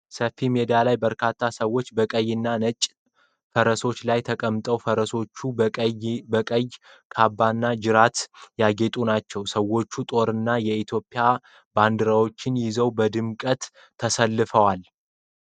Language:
Amharic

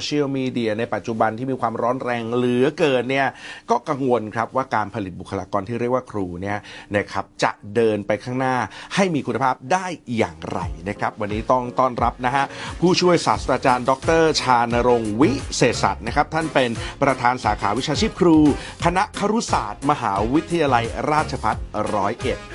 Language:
Thai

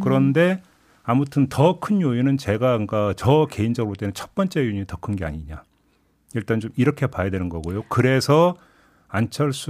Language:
Korean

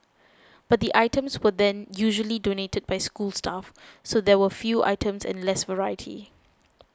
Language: English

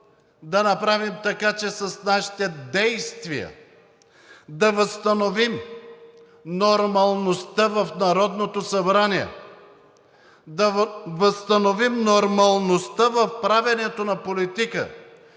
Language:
Bulgarian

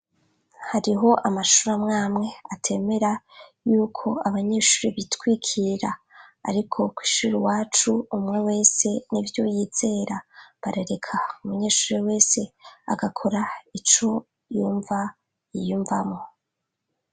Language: Rundi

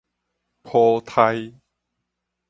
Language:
Min Nan Chinese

